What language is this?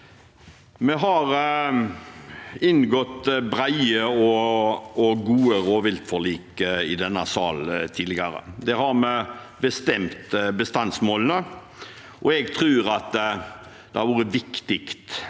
Norwegian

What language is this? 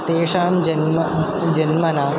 Sanskrit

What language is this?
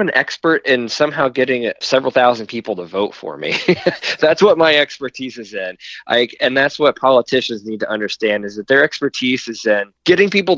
English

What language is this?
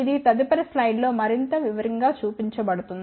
Telugu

